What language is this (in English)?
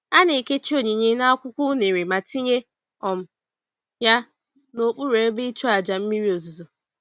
Igbo